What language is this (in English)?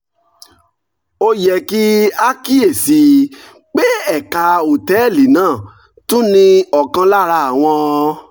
Yoruba